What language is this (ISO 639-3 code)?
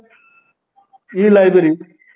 ori